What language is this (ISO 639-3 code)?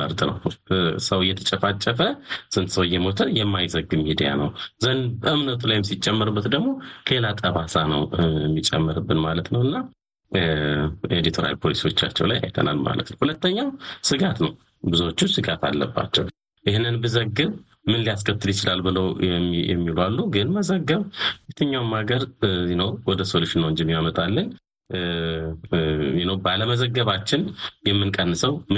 amh